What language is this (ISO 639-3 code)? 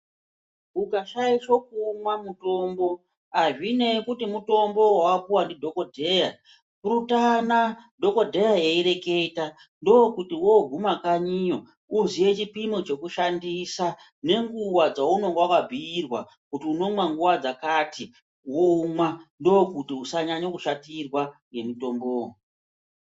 ndc